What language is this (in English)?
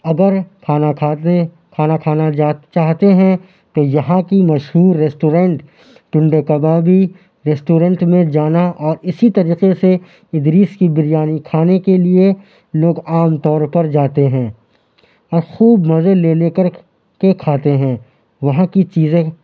Urdu